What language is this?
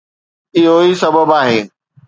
Sindhi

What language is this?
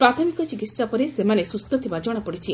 Odia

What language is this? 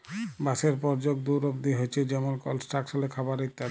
Bangla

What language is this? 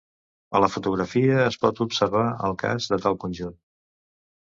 Catalan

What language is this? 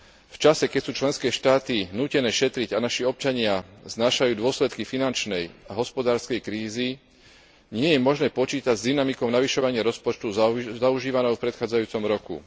Slovak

